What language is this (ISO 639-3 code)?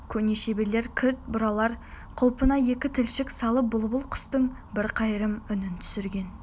kaz